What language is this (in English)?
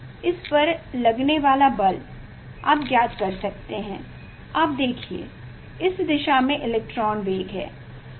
Hindi